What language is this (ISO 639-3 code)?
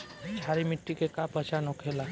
bho